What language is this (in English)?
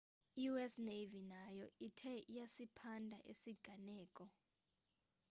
Xhosa